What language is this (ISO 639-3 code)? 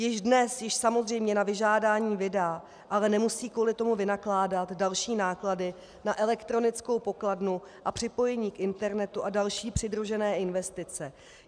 ces